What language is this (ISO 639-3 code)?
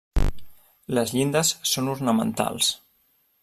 cat